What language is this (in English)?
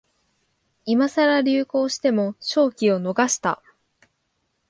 Japanese